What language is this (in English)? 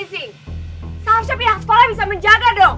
Indonesian